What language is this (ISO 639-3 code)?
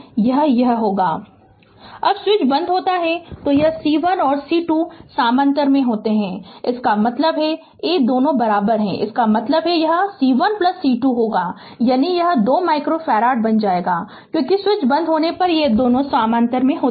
hin